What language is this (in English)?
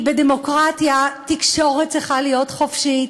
Hebrew